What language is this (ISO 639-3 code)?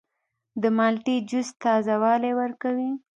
pus